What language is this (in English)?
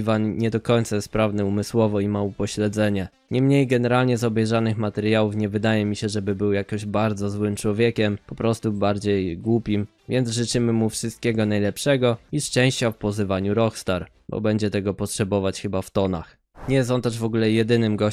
Polish